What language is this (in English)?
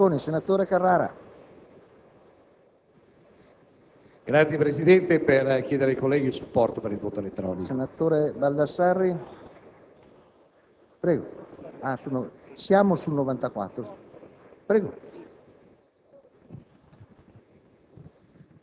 Italian